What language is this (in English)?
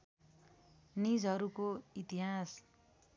Nepali